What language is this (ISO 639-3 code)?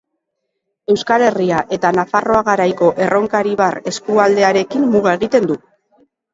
eus